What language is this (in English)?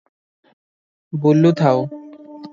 Odia